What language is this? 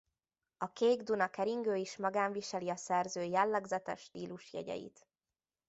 Hungarian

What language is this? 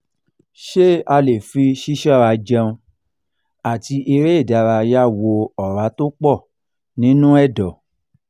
Yoruba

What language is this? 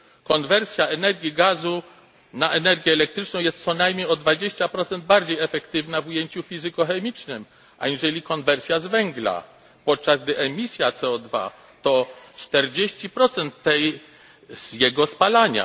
Polish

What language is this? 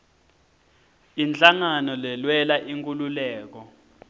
Swati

